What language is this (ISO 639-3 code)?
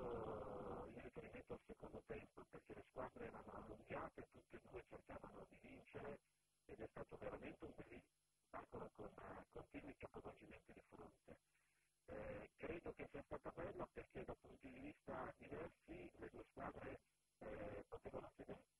ita